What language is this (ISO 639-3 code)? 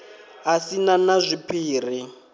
ven